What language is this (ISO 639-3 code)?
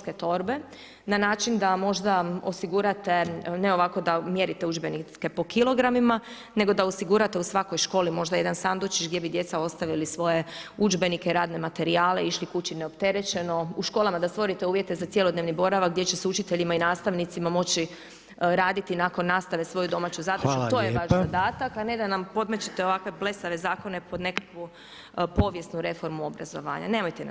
hrv